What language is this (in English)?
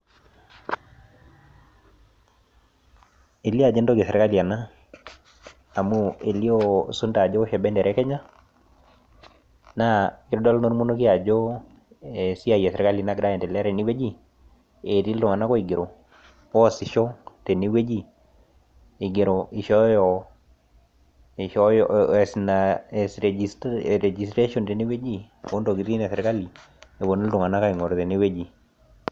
Masai